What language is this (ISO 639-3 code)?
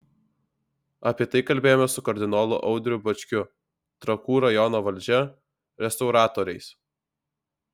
lit